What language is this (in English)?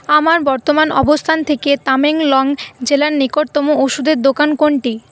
Bangla